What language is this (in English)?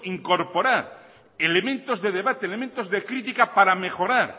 Spanish